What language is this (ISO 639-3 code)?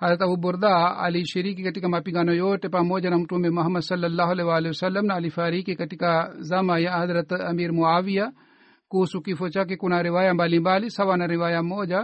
swa